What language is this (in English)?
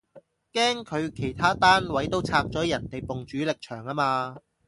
Cantonese